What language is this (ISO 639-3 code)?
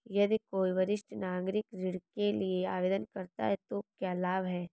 hin